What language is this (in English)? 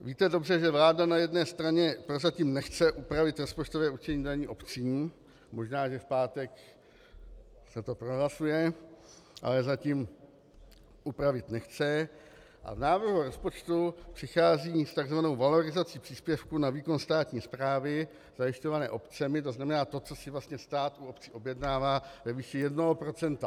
Czech